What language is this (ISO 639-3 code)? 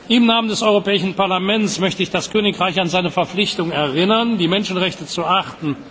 deu